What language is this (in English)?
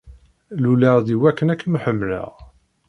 Kabyle